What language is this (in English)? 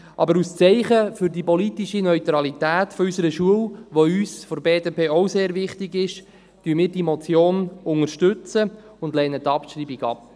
Swiss German